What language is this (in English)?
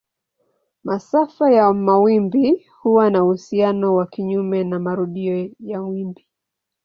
Swahili